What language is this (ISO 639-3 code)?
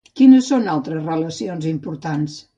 cat